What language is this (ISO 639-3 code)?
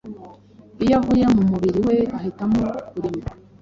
kin